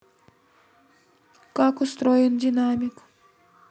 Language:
Russian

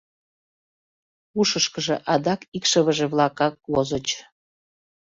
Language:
Mari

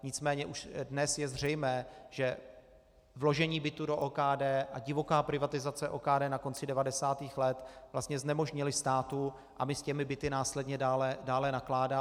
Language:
Czech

